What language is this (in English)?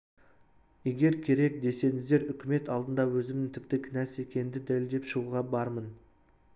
Kazakh